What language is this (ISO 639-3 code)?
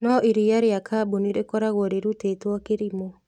kik